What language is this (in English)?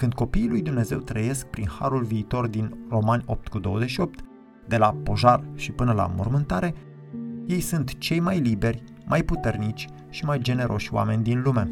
Romanian